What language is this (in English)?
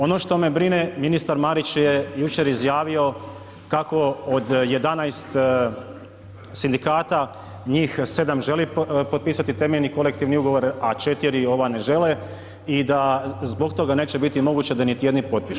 Croatian